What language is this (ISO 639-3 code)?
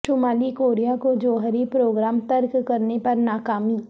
urd